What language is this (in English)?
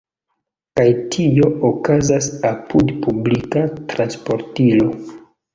Esperanto